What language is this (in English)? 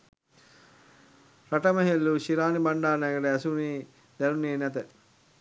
Sinhala